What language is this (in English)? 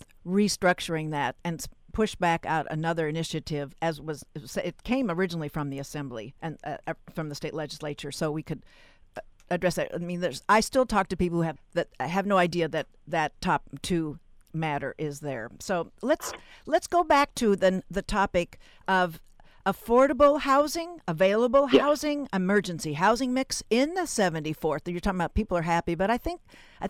English